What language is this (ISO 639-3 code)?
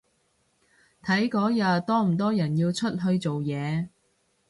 yue